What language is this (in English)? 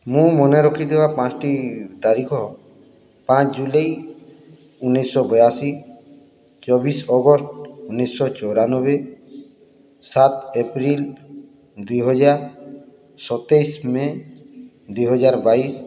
Odia